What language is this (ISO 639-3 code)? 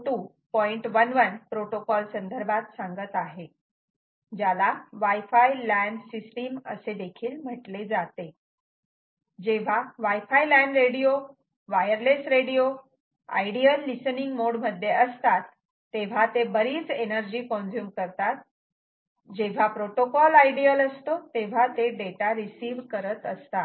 mar